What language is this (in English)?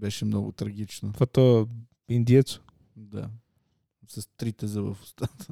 Bulgarian